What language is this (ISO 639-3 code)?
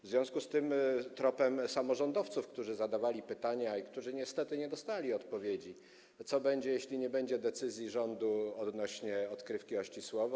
pol